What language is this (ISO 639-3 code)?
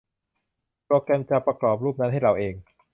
tha